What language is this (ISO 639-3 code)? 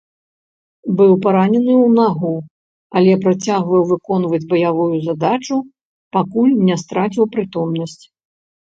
bel